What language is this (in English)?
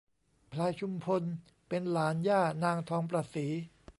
Thai